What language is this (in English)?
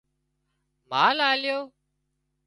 Wadiyara Koli